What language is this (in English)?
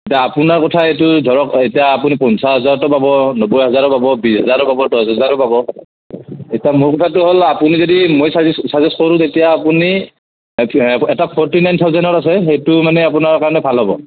Assamese